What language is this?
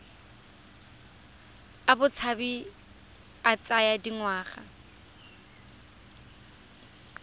Tswana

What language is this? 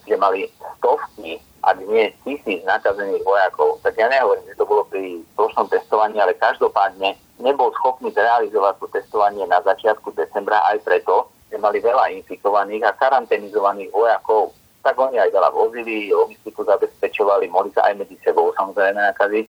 Slovak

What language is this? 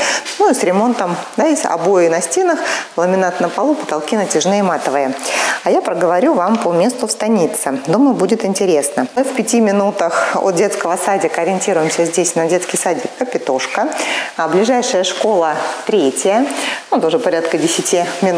Russian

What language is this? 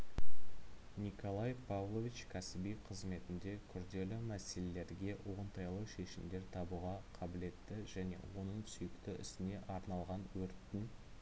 Kazakh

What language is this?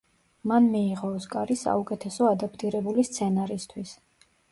Georgian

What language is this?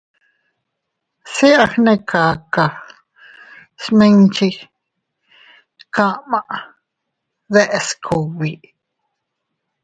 Teutila Cuicatec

